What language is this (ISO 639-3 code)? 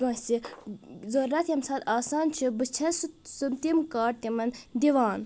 kas